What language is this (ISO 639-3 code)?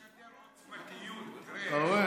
heb